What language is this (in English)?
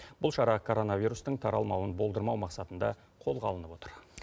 Kazakh